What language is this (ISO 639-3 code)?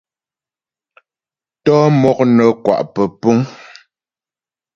bbj